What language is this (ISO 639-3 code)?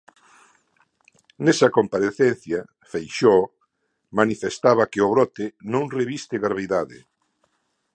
glg